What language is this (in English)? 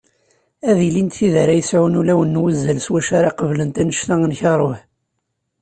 Kabyle